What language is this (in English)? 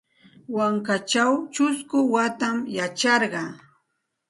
Santa Ana de Tusi Pasco Quechua